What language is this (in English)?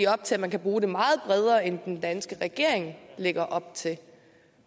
Danish